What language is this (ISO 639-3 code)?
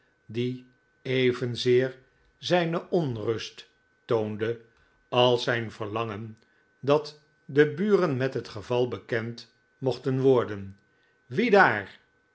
nld